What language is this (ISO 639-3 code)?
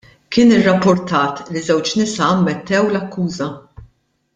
mlt